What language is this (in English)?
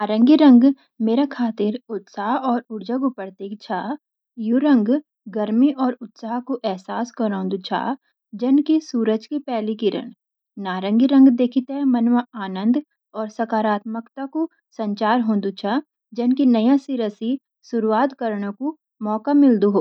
Garhwali